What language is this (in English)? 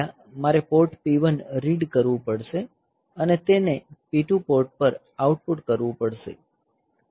Gujarati